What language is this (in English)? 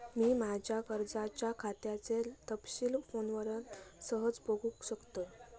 Marathi